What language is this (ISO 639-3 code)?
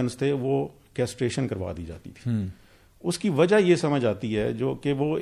urd